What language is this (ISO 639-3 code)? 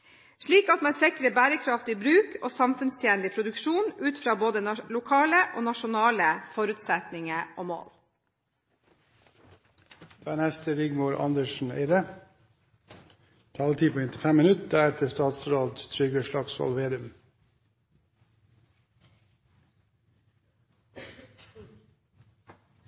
nob